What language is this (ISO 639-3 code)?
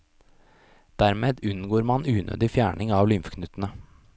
nor